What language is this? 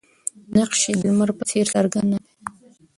Pashto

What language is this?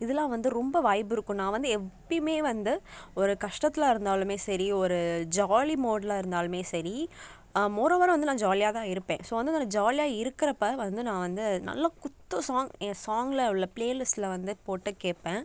Tamil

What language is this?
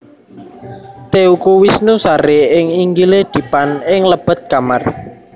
Javanese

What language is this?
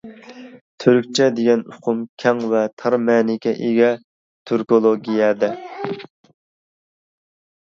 Uyghur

